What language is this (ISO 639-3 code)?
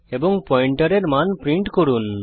ben